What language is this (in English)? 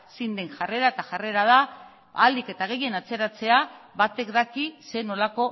Basque